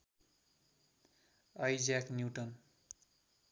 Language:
Nepali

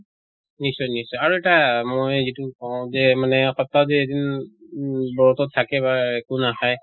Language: Assamese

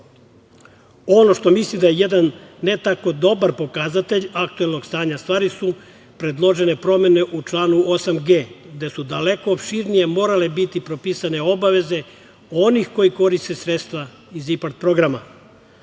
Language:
Serbian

